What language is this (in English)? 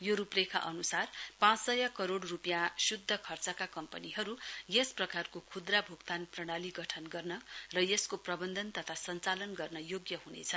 Nepali